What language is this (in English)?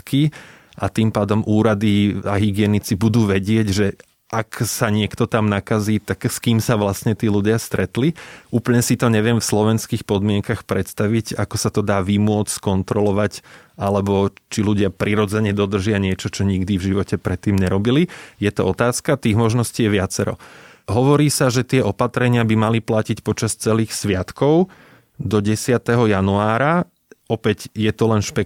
Slovak